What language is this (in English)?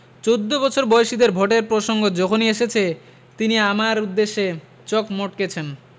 Bangla